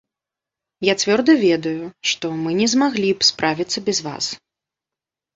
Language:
Belarusian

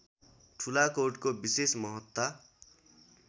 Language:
Nepali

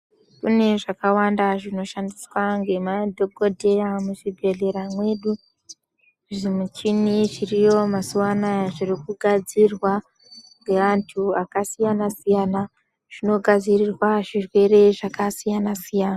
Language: Ndau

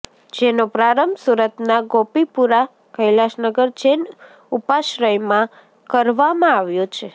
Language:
Gujarati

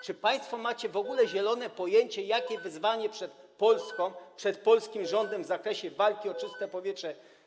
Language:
Polish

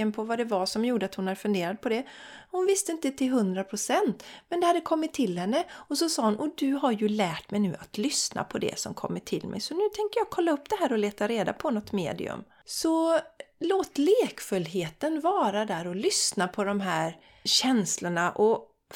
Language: Swedish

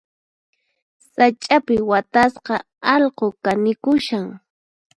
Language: Puno Quechua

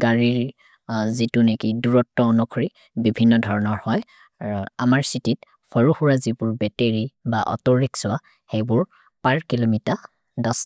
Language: Maria (India)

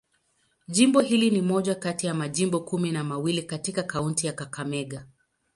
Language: Swahili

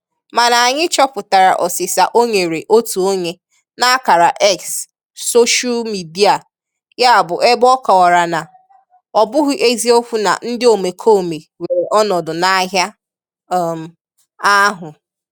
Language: Igbo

